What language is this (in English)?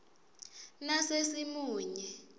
Swati